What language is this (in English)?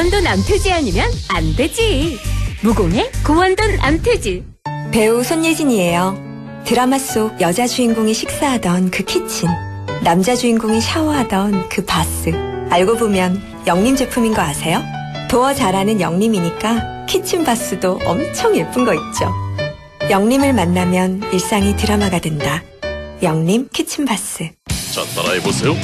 Korean